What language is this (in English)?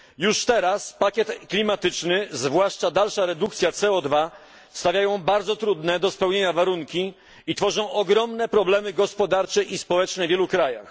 Polish